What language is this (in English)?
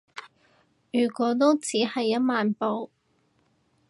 Cantonese